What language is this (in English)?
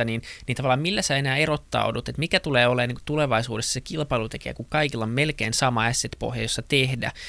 Finnish